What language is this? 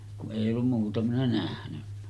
Finnish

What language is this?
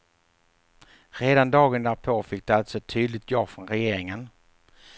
Swedish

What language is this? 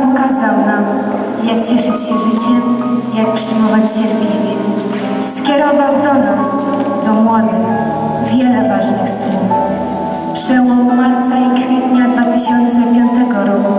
Polish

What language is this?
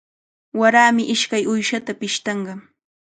Cajatambo North Lima Quechua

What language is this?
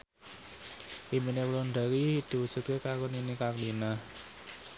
Javanese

